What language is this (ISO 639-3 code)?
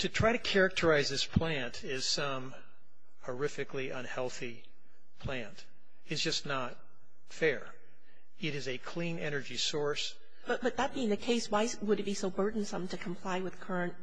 eng